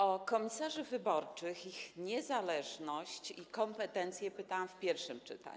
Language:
Polish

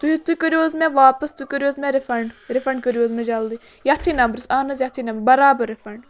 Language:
Kashmiri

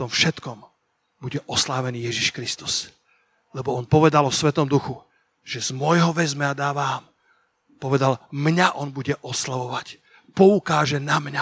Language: Slovak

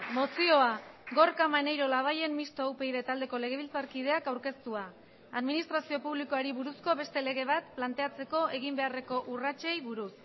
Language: Basque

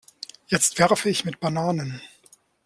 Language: German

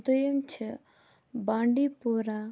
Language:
Kashmiri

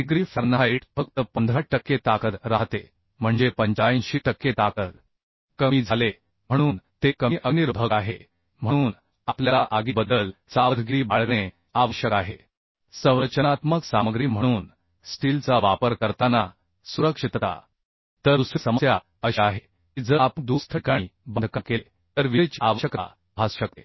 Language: Marathi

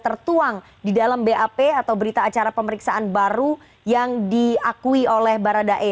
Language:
Indonesian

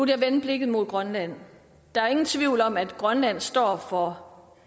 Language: Danish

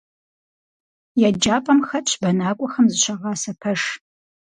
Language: Kabardian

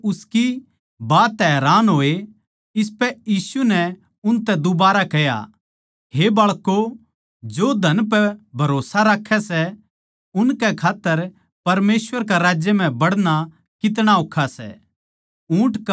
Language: Haryanvi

